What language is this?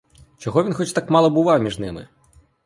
Ukrainian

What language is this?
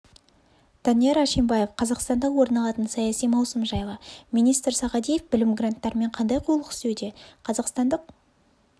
Kazakh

